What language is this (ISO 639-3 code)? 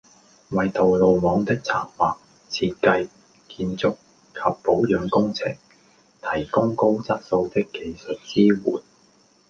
yue